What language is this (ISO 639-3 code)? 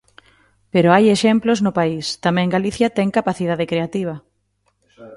glg